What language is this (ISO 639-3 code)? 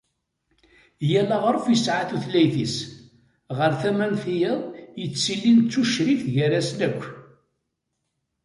kab